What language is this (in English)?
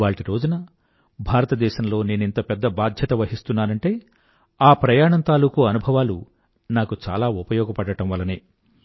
Telugu